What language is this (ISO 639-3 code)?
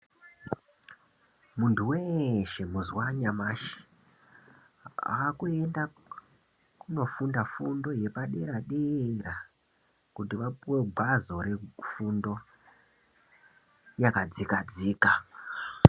ndc